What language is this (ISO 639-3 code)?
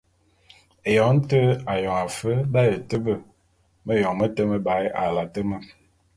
bum